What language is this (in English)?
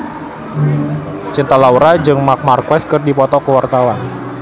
Sundanese